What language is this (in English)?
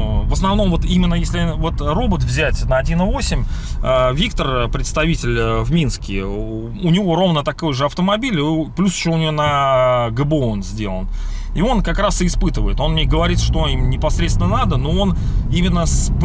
Russian